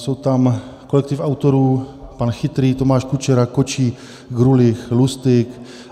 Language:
Czech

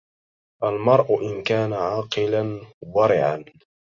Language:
Arabic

